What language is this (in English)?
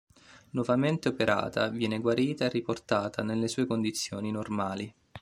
Italian